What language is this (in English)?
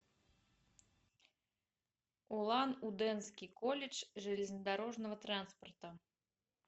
Russian